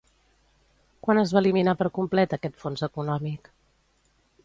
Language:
Catalan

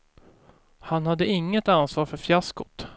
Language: Swedish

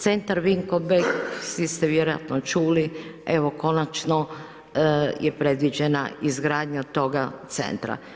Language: Croatian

